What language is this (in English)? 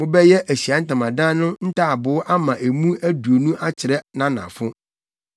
Akan